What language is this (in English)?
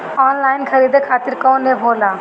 Bhojpuri